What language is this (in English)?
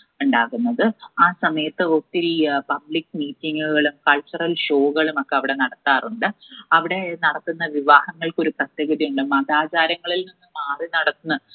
Malayalam